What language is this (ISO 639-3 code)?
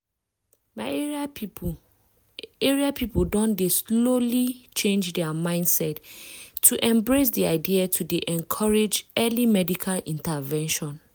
pcm